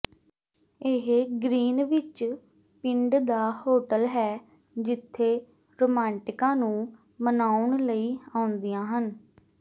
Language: Punjabi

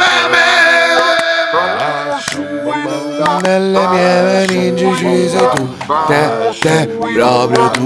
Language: Italian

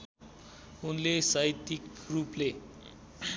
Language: Nepali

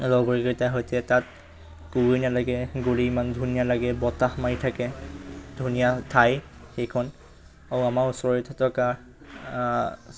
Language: Assamese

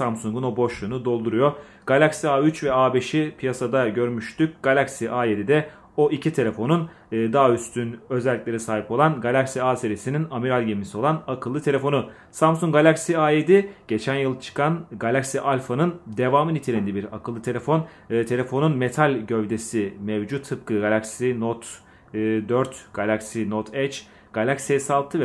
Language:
Turkish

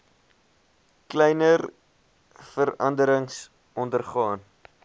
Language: Afrikaans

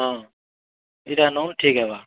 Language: Odia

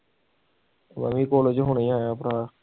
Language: Punjabi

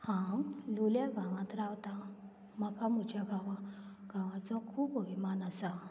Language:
Konkani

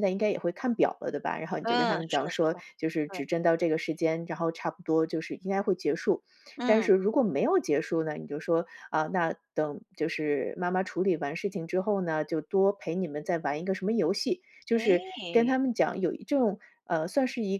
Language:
Chinese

